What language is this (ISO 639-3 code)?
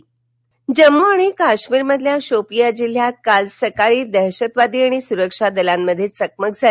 mar